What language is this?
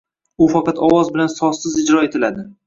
Uzbek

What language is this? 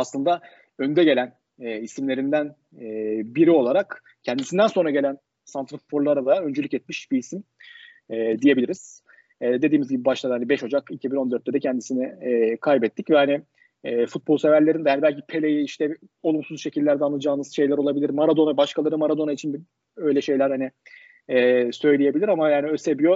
Turkish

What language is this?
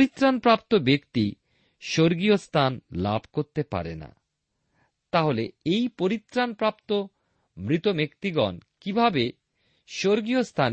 Bangla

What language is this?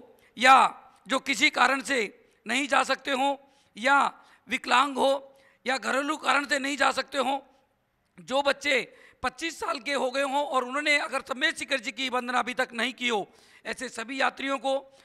Hindi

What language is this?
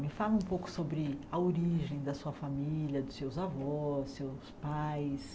Portuguese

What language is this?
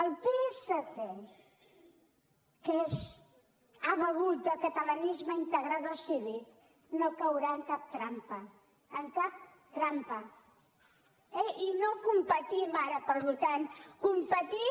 Catalan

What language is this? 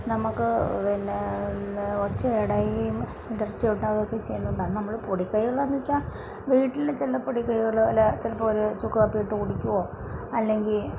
Malayalam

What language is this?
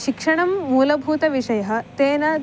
Sanskrit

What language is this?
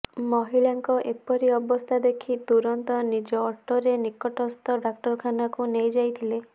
Odia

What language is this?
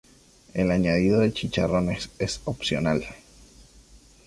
Spanish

